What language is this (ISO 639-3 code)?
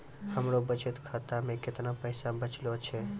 mai